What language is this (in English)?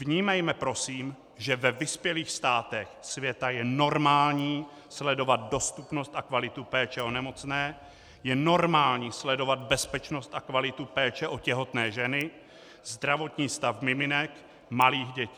Czech